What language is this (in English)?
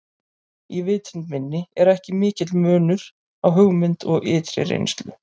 Icelandic